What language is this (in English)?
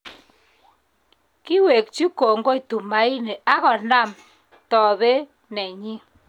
Kalenjin